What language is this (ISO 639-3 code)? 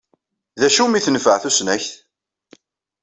kab